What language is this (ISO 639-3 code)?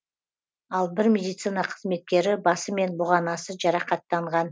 kaz